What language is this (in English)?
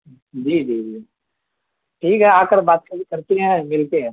Urdu